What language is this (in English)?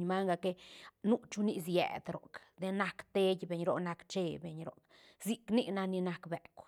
Santa Catarina Albarradas Zapotec